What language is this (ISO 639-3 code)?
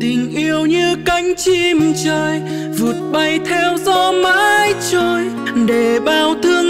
vie